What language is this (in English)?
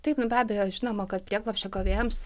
Lithuanian